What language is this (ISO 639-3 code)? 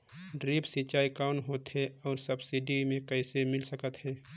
hne